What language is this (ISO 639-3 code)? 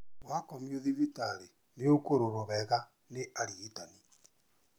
kik